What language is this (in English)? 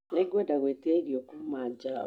Kikuyu